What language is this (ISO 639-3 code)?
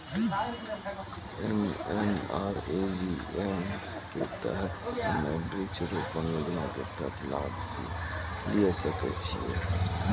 mai